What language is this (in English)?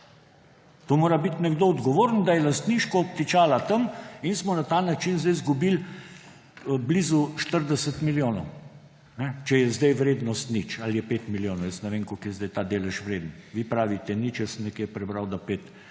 Slovenian